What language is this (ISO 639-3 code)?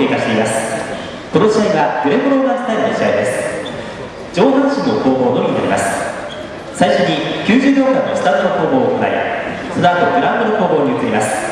jpn